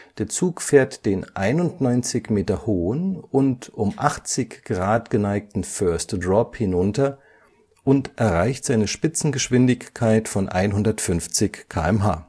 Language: German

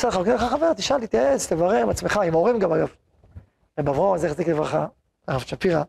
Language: Hebrew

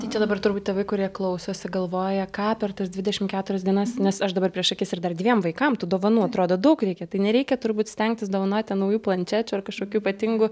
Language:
Lithuanian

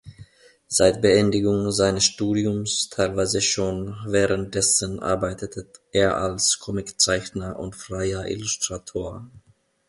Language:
German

